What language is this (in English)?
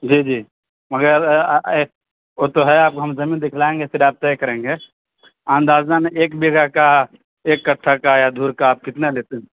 Urdu